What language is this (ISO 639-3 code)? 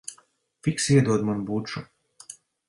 lav